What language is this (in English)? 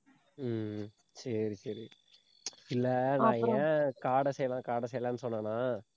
Tamil